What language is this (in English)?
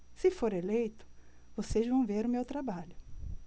Portuguese